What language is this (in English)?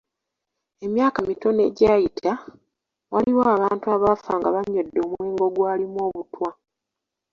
Ganda